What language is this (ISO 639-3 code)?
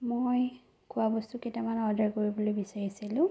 asm